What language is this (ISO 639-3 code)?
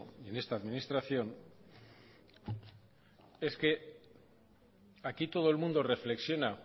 spa